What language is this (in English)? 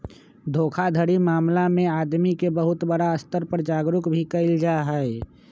Magahi